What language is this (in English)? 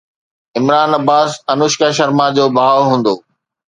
Sindhi